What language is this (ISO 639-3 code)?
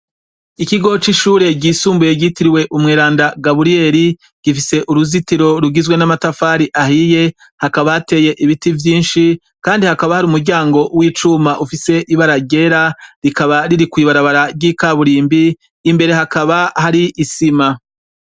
run